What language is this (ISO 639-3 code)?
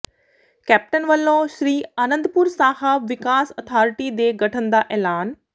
pan